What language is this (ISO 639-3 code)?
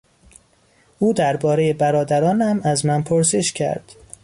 fas